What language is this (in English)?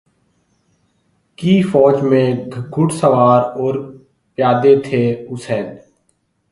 Urdu